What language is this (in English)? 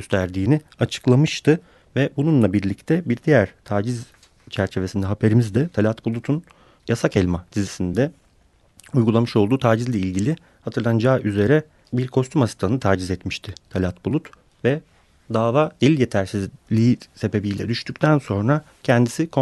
Turkish